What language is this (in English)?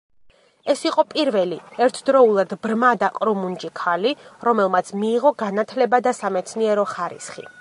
Georgian